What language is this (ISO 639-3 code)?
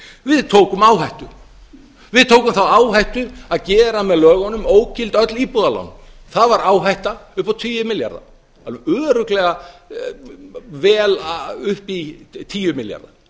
isl